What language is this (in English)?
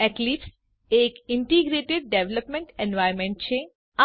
Gujarati